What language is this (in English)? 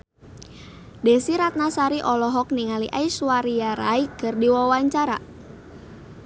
Sundanese